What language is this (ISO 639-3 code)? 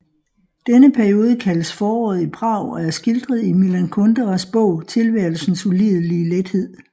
dan